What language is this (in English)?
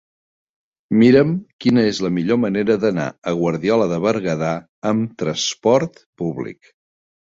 Catalan